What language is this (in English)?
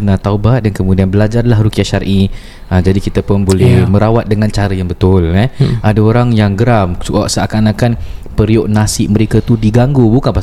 Malay